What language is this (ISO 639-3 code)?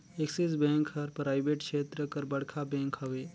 hne